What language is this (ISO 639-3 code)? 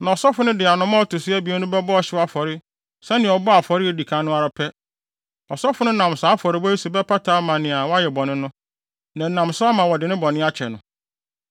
aka